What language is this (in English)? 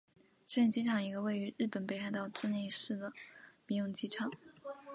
Chinese